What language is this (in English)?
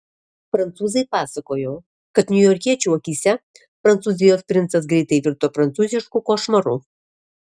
Lithuanian